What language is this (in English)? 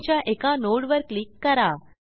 Marathi